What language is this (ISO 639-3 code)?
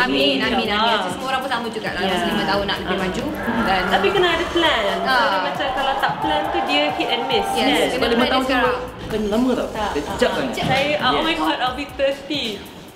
msa